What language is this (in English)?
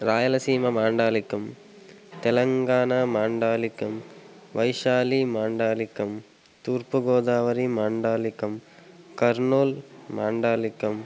Telugu